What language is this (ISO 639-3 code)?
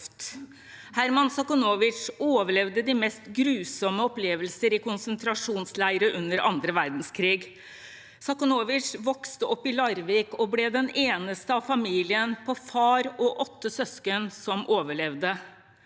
nor